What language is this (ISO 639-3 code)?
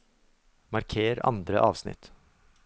nor